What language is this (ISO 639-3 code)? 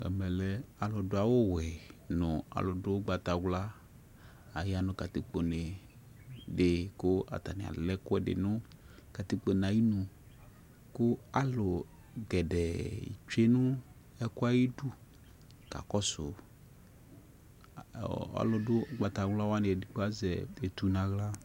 kpo